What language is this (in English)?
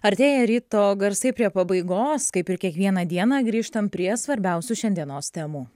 Lithuanian